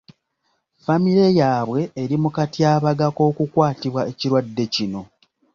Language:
Ganda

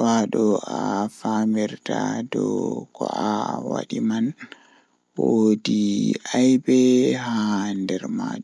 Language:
Fula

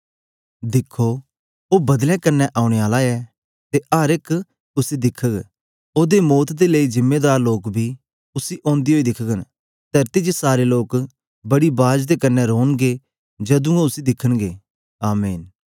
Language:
Dogri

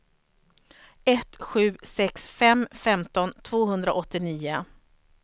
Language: Swedish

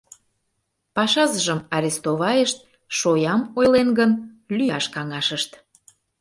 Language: Mari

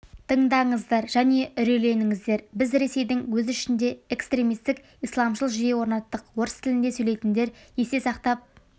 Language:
Kazakh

